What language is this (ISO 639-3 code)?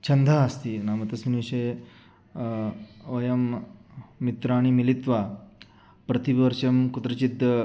san